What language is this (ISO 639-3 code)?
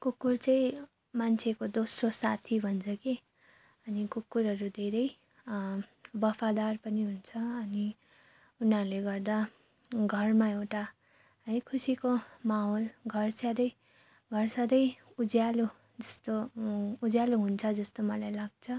nep